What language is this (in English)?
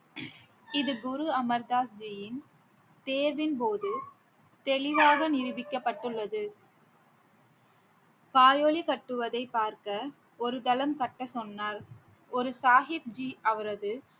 Tamil